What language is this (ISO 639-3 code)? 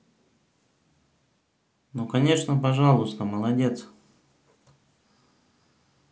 rus